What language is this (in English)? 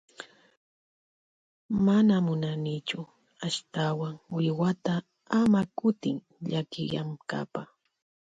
Loja Highland Quichua